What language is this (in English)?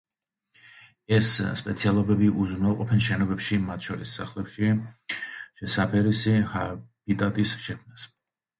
Georgian